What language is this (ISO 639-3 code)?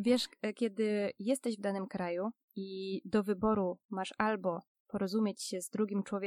pol